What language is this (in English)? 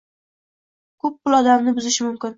Uzbek